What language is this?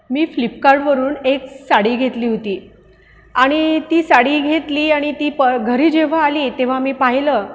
Marathi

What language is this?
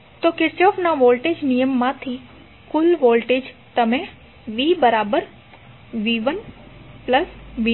Gujarati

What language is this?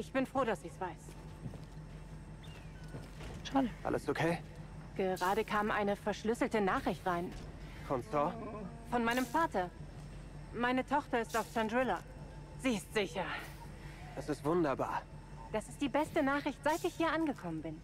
German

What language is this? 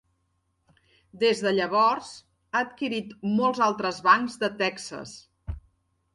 Catalan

